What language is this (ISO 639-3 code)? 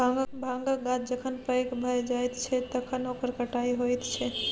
mai